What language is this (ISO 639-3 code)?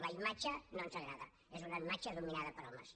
cat